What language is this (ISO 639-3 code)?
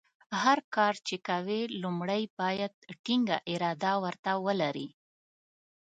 pus